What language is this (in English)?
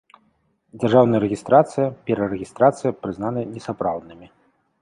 Belarusian